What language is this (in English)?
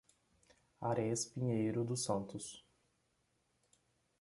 Portuguese